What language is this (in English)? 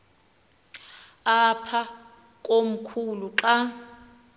Xhosa